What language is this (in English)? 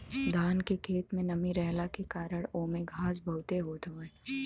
Bhojpuri